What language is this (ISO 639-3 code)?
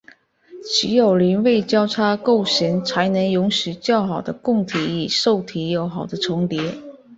zho